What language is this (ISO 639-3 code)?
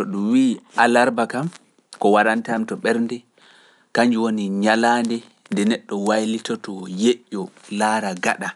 fuf